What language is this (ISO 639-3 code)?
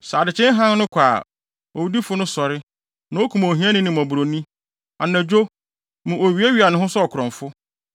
aka